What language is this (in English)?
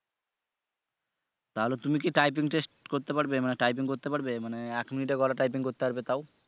Bangla